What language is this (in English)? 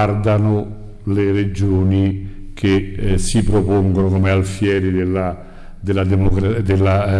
Italian